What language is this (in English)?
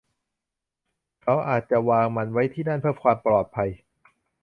Thai